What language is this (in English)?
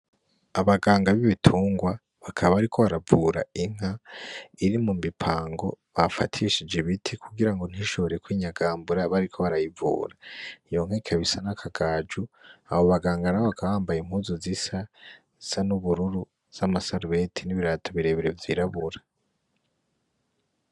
Rundi